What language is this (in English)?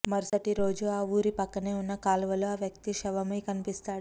Telugu